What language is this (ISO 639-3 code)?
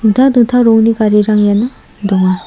grt